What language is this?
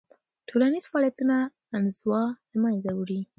Pashto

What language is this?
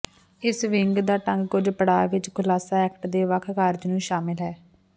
Punjabi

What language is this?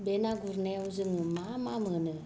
Bodo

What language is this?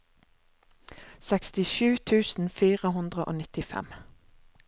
Norwegian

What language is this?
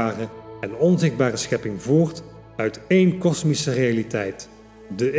Dutch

